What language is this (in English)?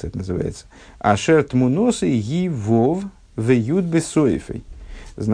Russian